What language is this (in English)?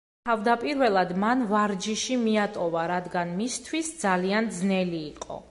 Georgian